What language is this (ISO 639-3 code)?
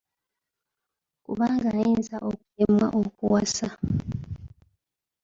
lug